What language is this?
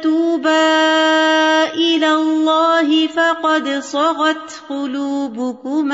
Urdu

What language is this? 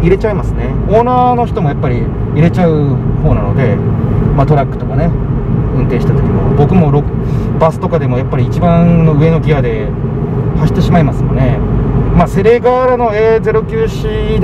Japanese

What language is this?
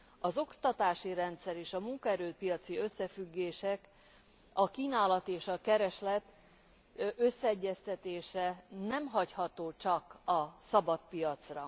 Hungarian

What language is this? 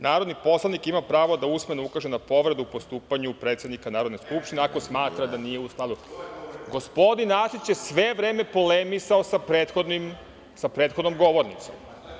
Serbian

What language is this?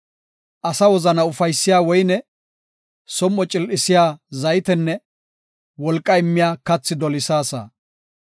Gofa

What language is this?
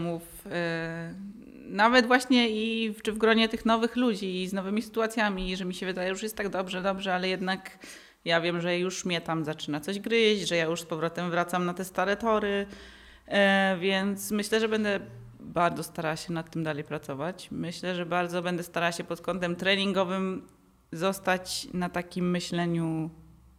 Polish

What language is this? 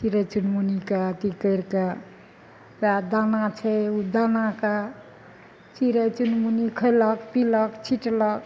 Maithili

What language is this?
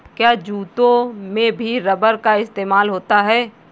Hindi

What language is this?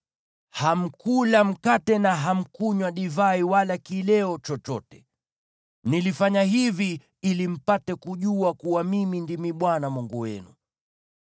Swahili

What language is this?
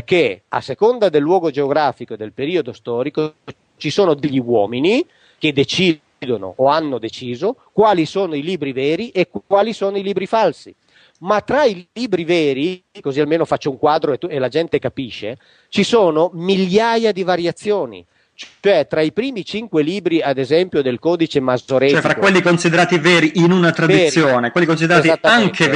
Italian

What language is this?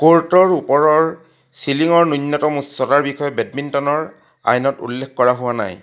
Assamese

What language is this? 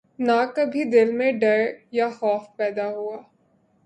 Urdu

